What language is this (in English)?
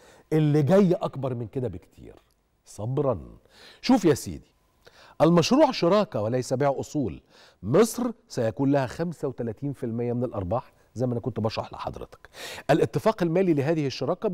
Arabic